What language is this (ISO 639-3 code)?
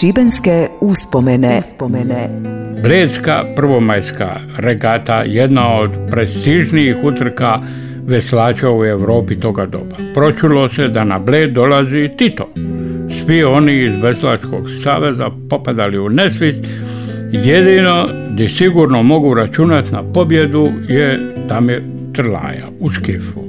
hrv